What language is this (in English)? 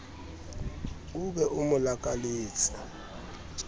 Southern Sotho